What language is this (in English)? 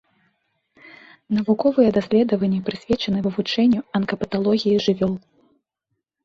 Belarusian